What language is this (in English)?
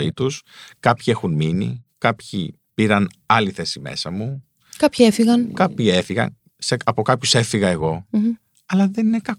Greek